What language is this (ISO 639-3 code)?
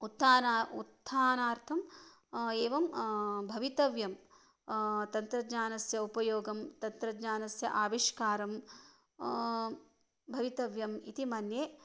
san